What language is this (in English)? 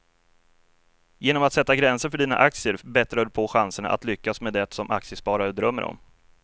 Swedish